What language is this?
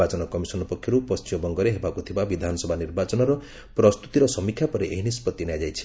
Odia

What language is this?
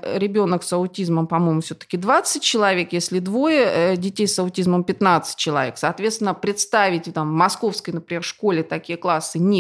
Russian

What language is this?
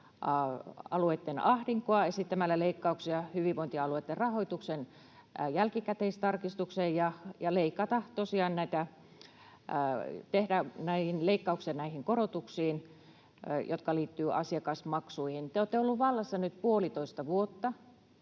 Finnish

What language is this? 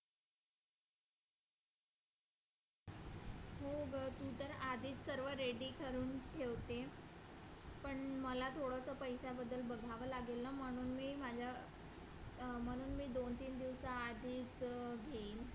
Marathi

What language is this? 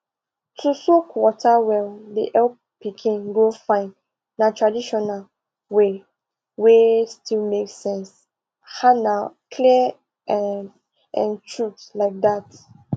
Nigerian Pidgin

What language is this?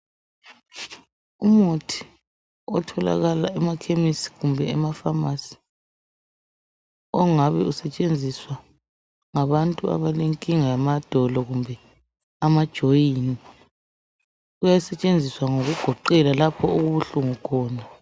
North Ndebele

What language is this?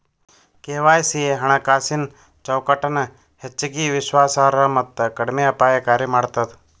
Kannada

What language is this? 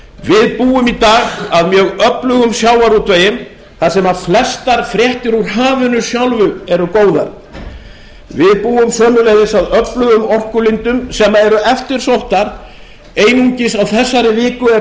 Icelandic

